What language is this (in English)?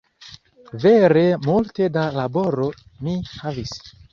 Esperanto